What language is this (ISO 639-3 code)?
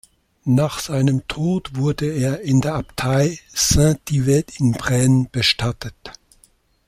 deu